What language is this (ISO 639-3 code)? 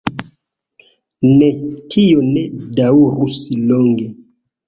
epo